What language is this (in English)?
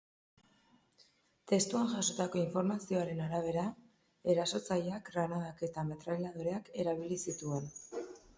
Basque